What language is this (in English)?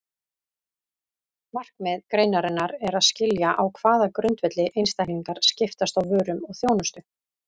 Icelandic